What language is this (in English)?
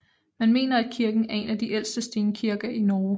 Danish